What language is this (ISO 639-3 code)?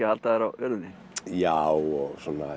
isl